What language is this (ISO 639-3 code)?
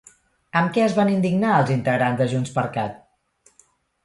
cat